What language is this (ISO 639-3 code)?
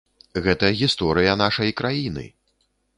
bel